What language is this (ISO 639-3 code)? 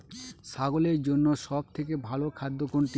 ben